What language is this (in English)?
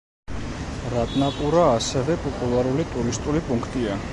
Georgian